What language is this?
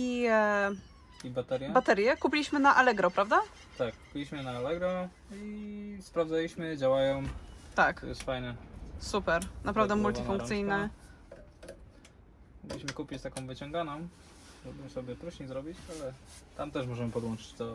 Polish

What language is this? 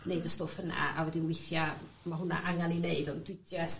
Welsh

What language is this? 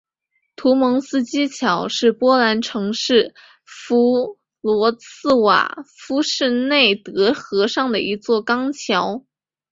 Chinese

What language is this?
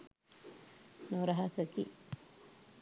Sinhala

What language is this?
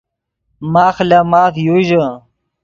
Yidgha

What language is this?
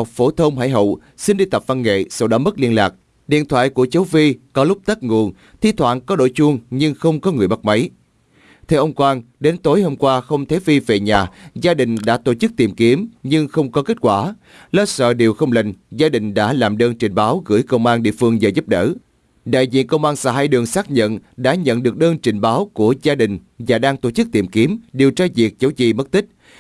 Vietnamese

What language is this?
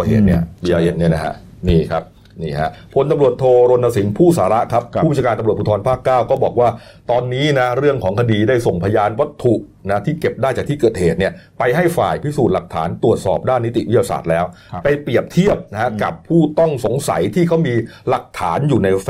Thai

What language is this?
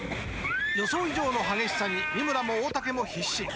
Japanese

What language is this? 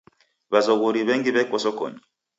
Taita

